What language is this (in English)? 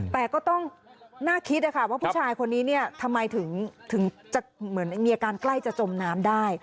Thai